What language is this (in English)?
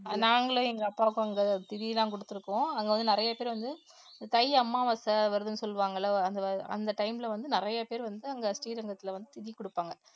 Tamil